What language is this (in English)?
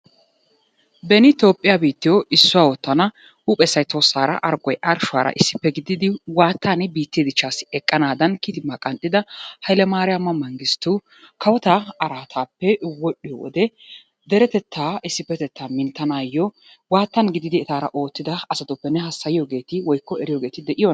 Wolaytta